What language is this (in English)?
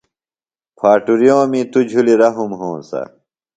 Phalura